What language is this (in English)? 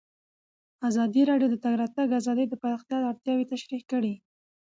Pashto